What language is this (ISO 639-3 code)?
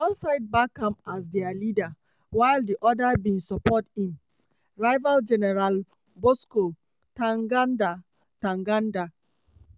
pcm